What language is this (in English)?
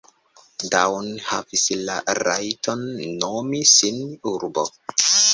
Esperanto